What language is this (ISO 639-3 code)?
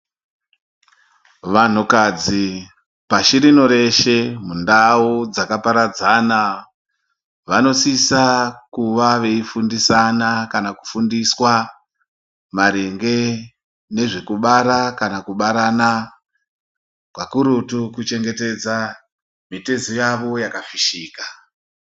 ndc